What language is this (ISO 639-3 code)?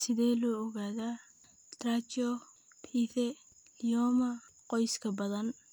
som